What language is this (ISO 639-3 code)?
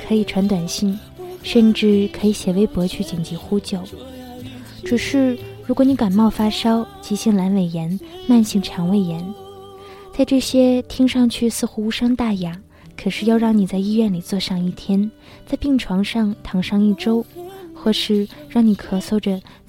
zho